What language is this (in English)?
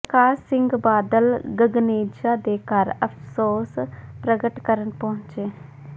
Punjabi